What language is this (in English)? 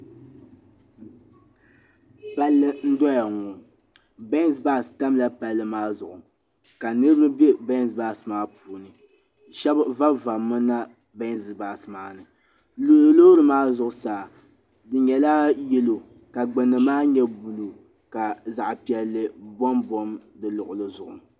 Dagbani